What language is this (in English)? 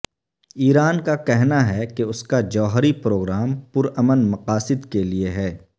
Urdu